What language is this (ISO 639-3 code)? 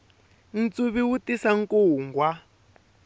tso